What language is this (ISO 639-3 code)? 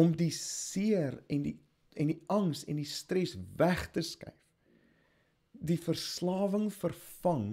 nld